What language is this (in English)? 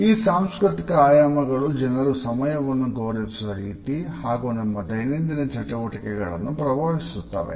Kannada